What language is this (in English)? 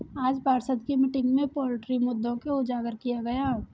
Hindi